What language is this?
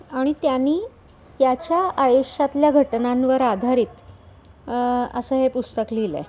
Marathi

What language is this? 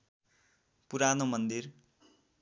Nepali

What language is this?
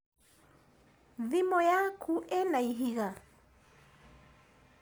Kikuyu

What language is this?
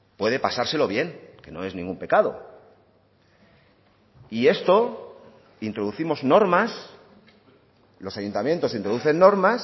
Spanish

